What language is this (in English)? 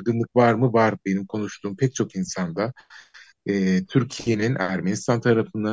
Turkish